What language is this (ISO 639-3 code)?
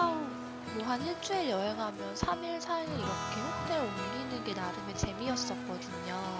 kor